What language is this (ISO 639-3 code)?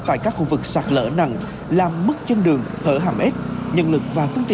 vie